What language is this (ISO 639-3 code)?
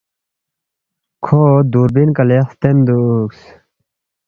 bft